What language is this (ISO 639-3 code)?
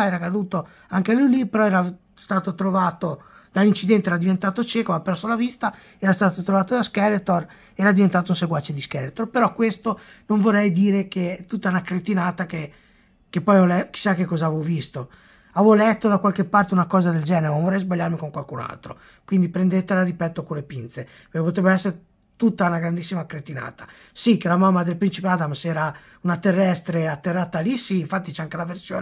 ita